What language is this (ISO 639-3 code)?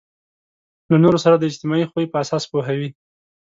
pus